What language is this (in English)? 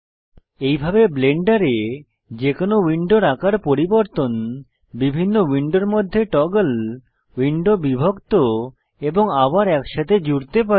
Bangla